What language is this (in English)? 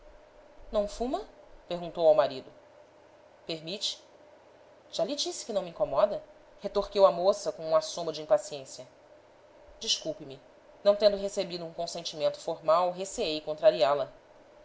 Portuguese